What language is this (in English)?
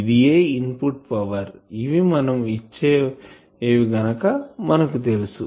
Telugu